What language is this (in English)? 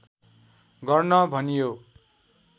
Nepali